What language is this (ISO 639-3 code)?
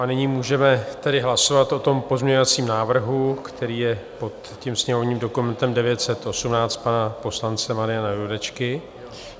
ces